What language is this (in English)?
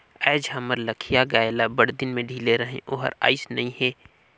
Chhattisgarhi